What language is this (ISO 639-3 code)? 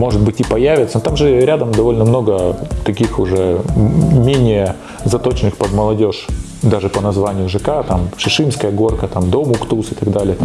rus